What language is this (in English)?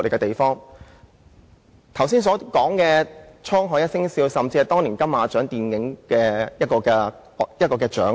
Cantonese